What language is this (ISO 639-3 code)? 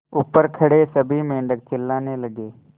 hin